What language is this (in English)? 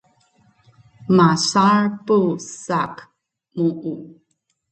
Bunun